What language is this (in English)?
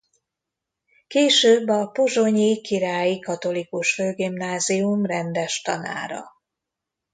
Hungarian